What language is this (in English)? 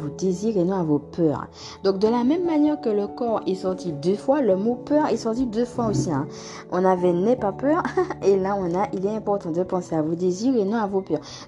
French